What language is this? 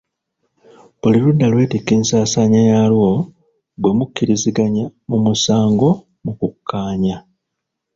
Ganda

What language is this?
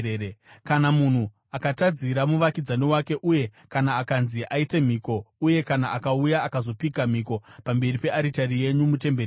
Shona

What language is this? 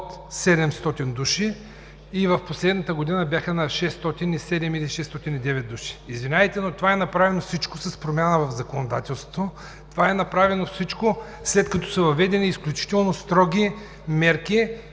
Bulgarian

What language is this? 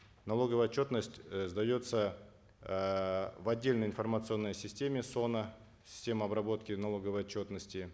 Kazakh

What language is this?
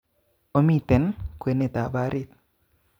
Kalenjin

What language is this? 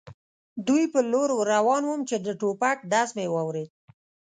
Pashto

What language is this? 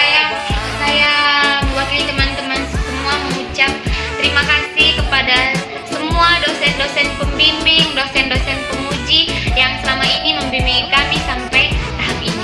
Indonesian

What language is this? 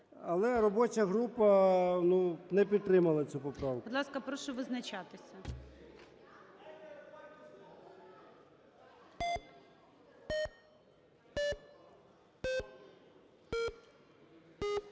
Ukrainian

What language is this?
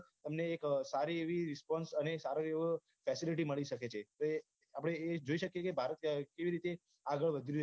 Gujarati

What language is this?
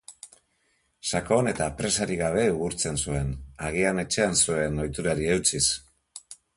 Basque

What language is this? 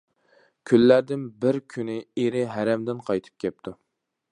Uyghur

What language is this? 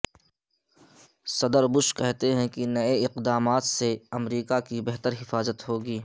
Urdu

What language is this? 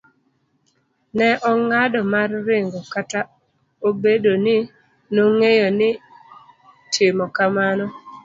Luo (Kenya and Tanzania)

